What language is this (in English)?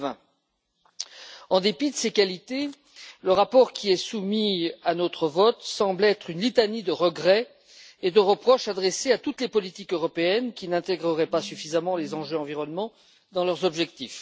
French